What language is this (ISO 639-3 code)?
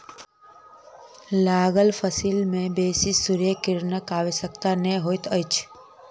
mai